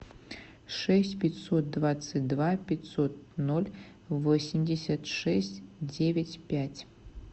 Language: Russian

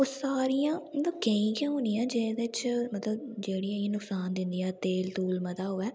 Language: Dogri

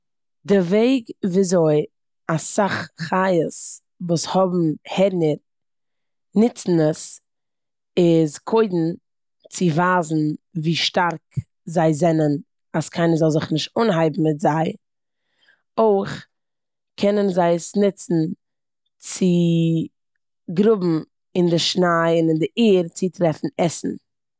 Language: Yiddish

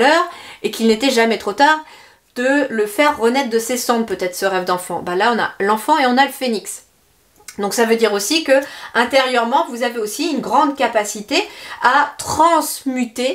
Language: French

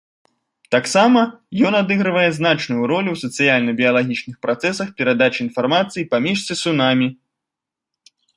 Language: Belarusian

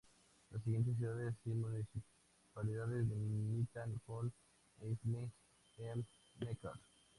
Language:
Spanish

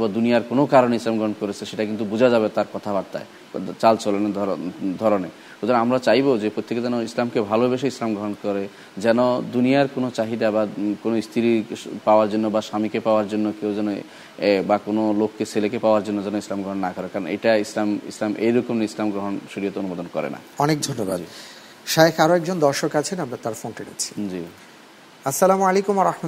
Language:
Bangla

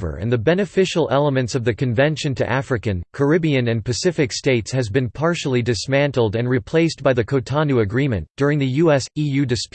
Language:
English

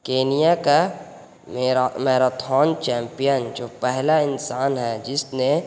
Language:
Urdu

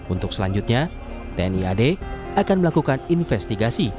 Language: Indonesian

